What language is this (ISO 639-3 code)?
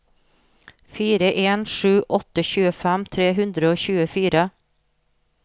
nor